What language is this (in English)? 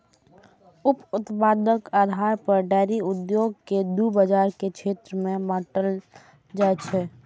Maithili